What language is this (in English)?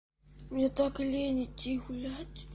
Russian